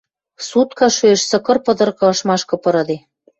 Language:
Western Mari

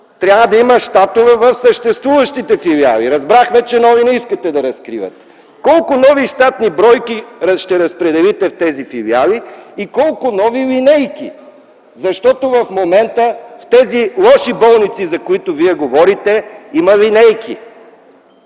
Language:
Bulgarian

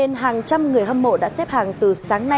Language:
Vietnamese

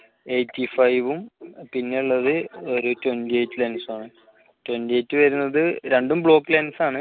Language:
Malayalam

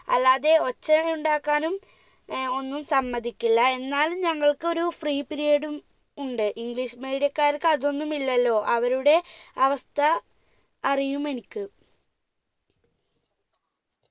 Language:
Malayalam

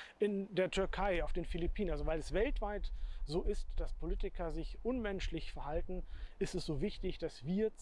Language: German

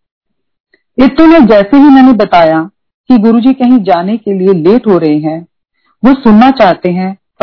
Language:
Hindi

